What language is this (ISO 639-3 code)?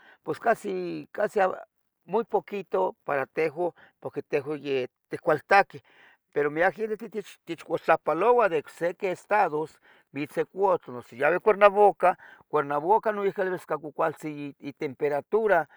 nhg